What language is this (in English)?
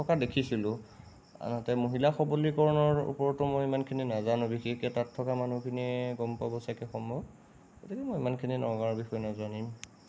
Assamese